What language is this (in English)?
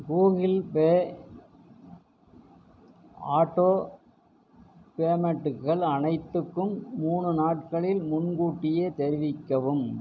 Tamil